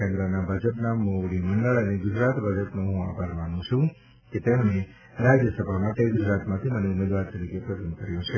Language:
Gujarati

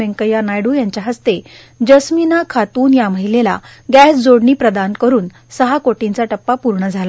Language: Marathi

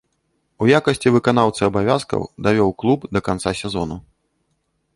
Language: Belarusian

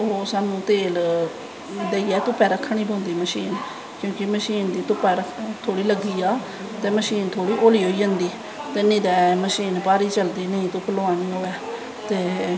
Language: Dogri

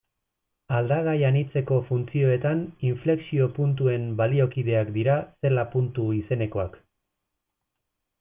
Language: Basque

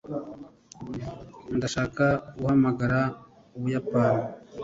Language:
Kinyarwanda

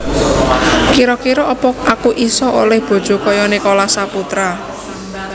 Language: Javanese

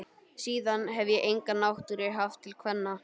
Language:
Icelandic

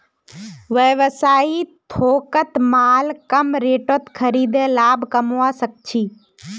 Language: Magahi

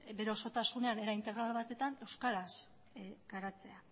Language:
Basque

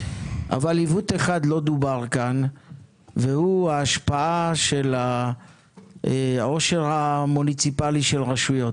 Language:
Hebrew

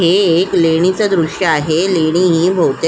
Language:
Marathi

